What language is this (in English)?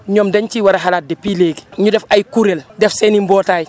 Wolof